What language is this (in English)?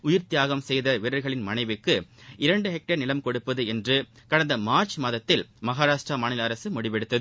Tamil